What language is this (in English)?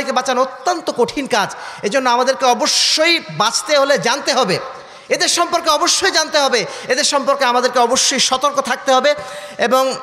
Arabic